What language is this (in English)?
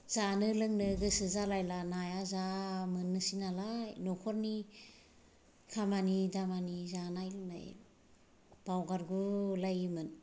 Bodo